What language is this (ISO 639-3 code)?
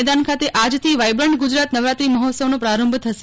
guj